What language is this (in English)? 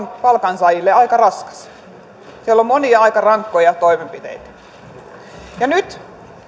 Finnish